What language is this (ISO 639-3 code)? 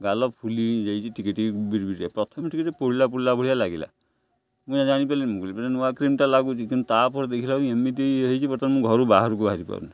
ori